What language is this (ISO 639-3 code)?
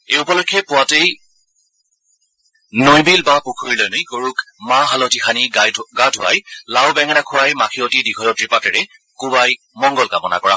asm